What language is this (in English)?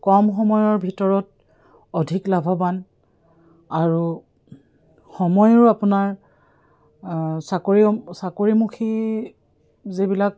Assamese